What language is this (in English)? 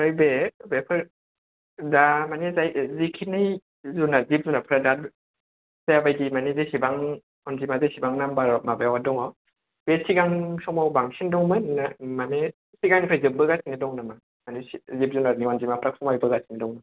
Bodo